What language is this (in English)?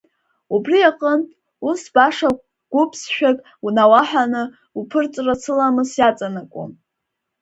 Abkhazian